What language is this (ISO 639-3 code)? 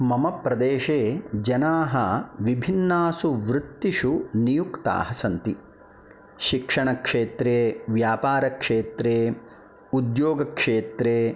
san